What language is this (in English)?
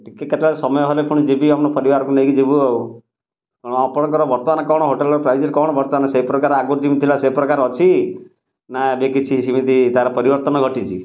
Odia